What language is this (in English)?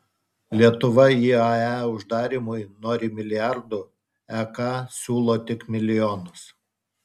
Lithuanian